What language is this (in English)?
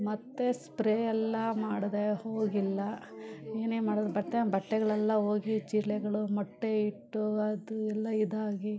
Kannada